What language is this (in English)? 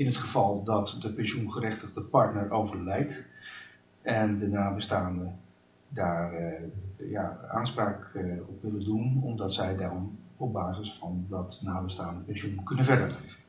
Dutch